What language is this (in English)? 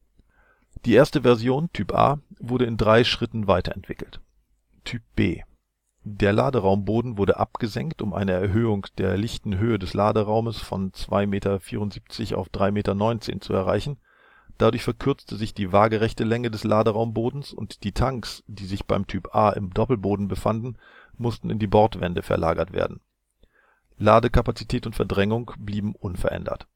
German